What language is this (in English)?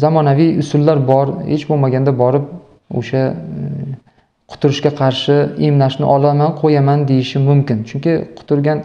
Turkish